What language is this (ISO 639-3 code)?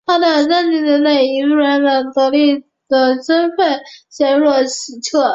zho